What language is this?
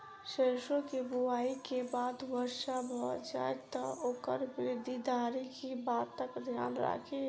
Maithili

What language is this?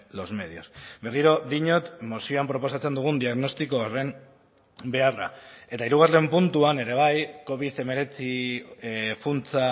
Basque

